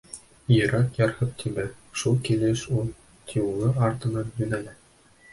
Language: Bashkir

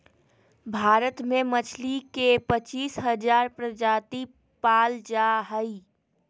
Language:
Magahi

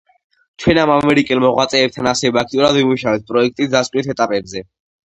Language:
Georgian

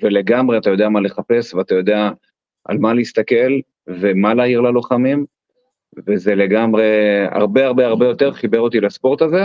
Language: Hebrew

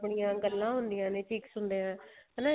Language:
Punjabi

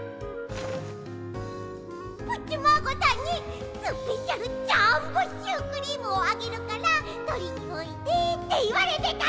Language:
Japanese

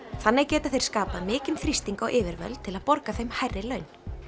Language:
Icelandic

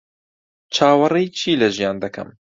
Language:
Central Kurdish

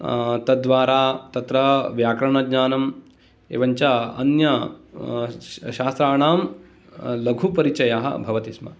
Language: Sanskrit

